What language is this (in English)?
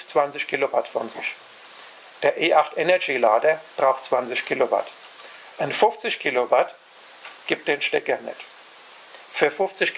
German